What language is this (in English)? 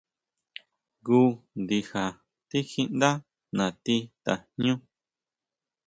Huautla Mazatec